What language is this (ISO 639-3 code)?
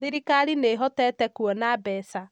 kik